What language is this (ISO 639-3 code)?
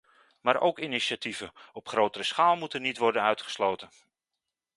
nld